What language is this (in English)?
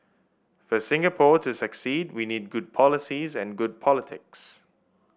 English